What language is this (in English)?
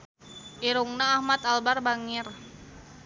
Sundanese